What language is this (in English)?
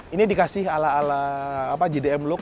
Indonesian